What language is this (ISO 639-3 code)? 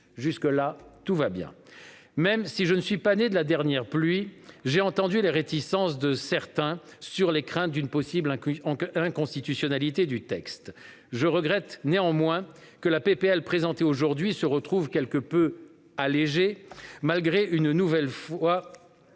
fra